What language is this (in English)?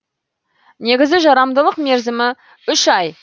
Kazakh